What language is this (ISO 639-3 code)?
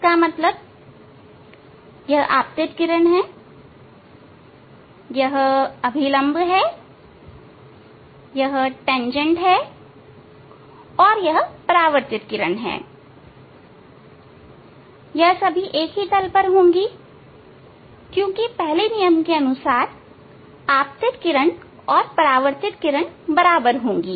hin